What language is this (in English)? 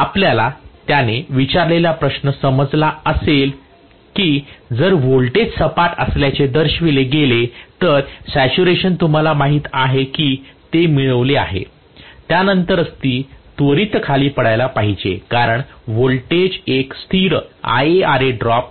Marathi